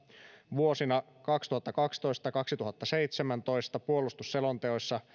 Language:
Finnish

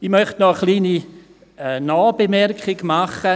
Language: Swiss German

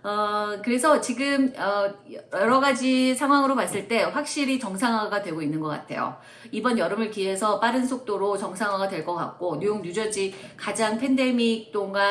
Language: Korean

